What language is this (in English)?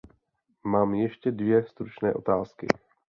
Czech